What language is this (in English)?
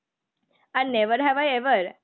Bangla